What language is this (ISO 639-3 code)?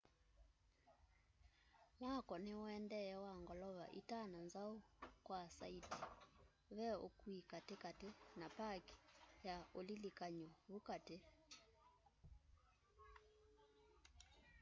kam